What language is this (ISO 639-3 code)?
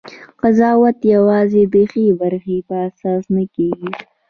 pus